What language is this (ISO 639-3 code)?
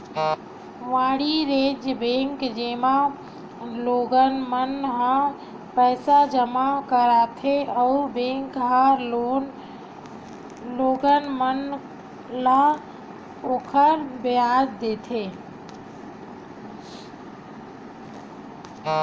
hne